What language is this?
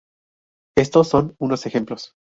Spanish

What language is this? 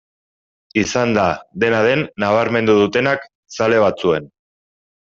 Basque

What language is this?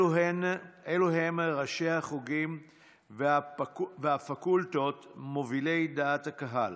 Hebrew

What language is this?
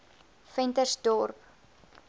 Afrikaans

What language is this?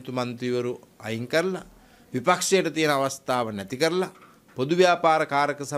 Italian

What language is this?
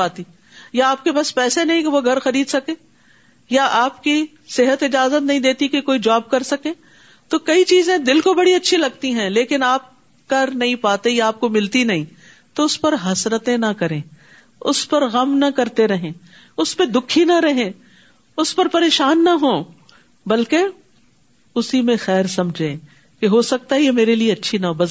Urdu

